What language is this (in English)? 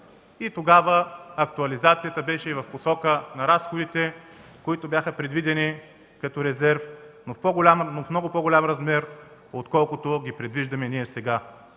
Bulgarian